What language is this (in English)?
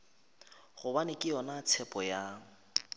Northern Sotho